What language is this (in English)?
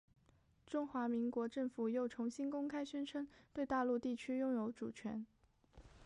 Chinese